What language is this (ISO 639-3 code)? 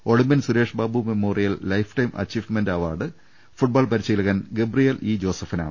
mal